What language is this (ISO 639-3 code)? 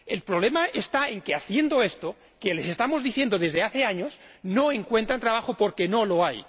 spa